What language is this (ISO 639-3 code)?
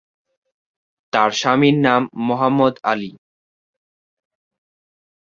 ben